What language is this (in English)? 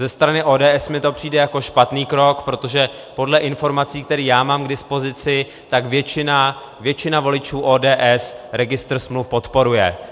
Czech